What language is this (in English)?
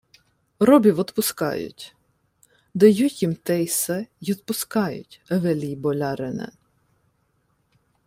Ukrainian